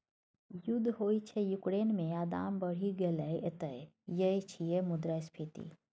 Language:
Maithili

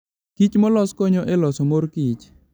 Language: Luo (Kenya and Tanzania)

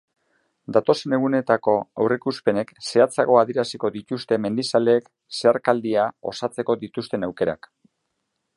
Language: Basque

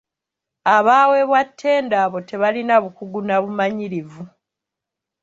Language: Ganda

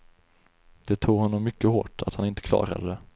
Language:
Swedish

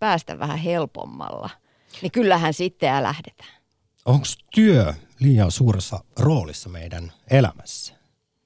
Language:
Finnish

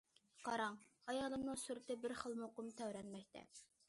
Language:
Uyghur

